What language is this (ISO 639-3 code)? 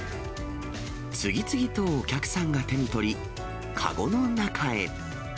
jpn